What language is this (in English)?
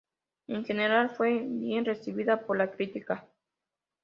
Spanish